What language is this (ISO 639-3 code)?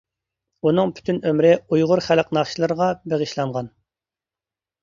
uig